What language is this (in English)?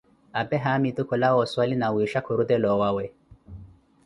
Koti